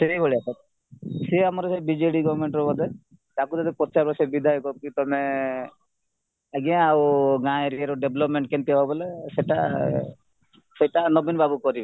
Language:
Odia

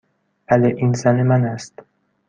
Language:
Persian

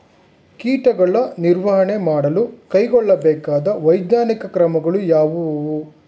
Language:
Kannada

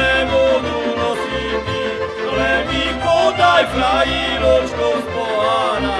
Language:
Slovak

